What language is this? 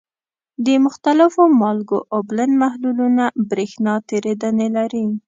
Pashto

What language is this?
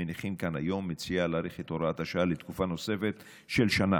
Hebrew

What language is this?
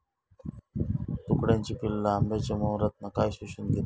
Marathi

